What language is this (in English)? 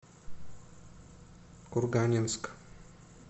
Russian